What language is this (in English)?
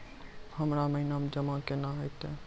Maithili